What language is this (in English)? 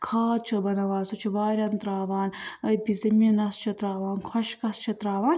Kashmiri